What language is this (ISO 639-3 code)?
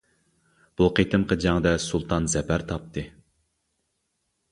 uig